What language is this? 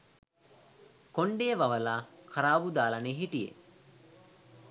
Sinhala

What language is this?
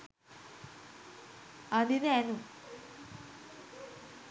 Sinhala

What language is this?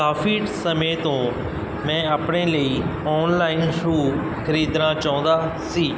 Punjabi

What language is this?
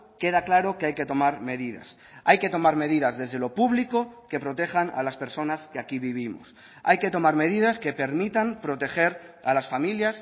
Spanish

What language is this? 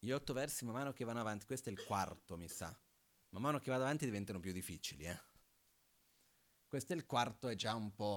Italian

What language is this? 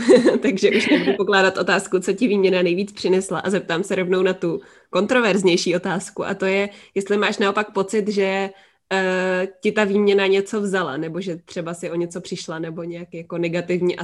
Czech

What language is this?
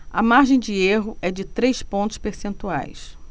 Portuguese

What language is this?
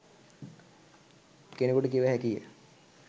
Sinhala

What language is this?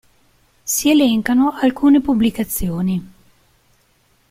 Italian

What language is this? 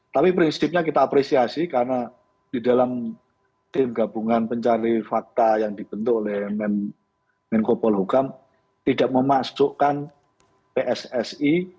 Indonesian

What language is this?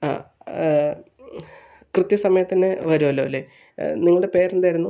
Malayalam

